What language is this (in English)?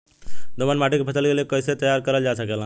Bhojpuri